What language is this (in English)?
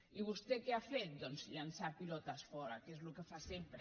Catalan